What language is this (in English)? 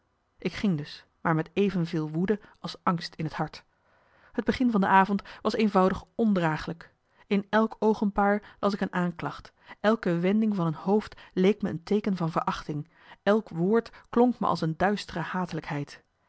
Dutch